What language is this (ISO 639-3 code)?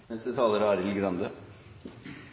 nno